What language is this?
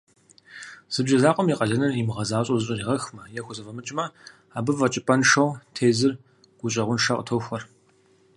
Kabardian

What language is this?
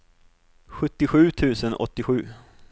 Swedish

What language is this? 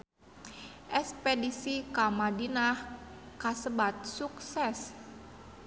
Sundanese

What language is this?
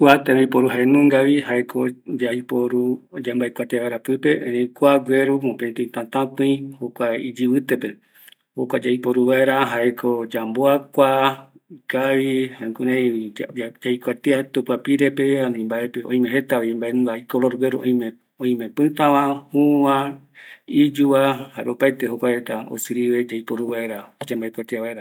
Eastern Bolivian Guaraní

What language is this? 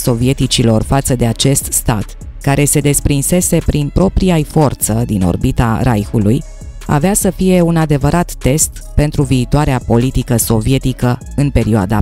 Romanian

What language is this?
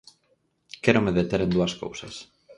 Galician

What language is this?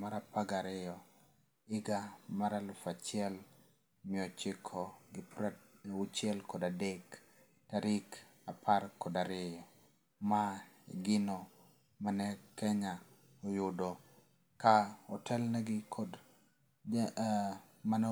Luo (Kenya and Tanzania)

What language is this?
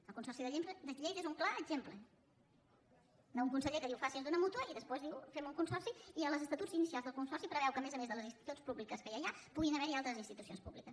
Catalan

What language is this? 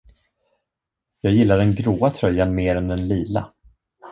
Swedish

